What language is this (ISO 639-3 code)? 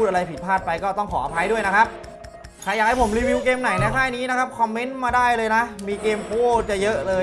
tha